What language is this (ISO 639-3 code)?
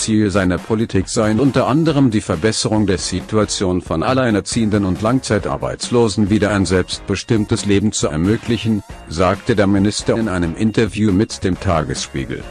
deu